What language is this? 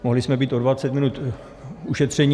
Czech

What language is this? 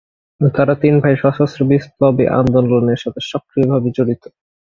Bangla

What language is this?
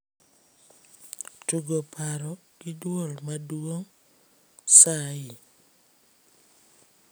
Luo (Kenya and Tanzania)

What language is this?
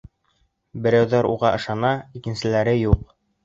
Bashkir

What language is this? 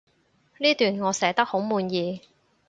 Cantonese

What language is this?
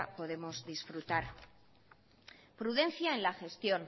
Spanish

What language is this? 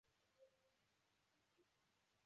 Chinese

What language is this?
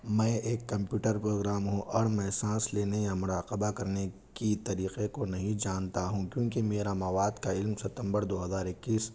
Urdu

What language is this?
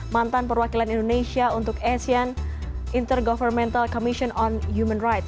Indonesian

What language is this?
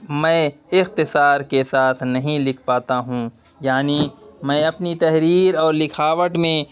Urdu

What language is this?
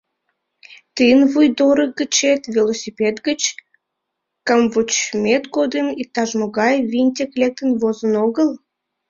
Mari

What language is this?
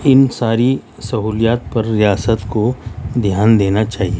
Urdu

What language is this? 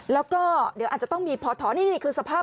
Thai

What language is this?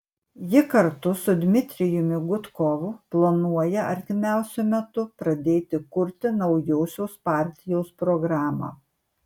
Lithuanian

